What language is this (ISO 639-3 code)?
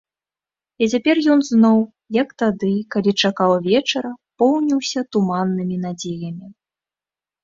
bel